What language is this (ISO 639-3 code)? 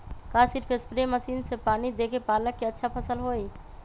mag